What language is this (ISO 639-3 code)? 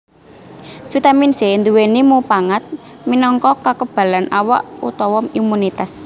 jav